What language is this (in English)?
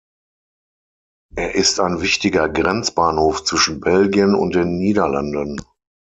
German